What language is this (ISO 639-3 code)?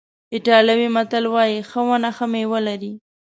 pus